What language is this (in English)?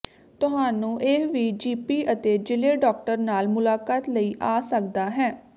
Punjabi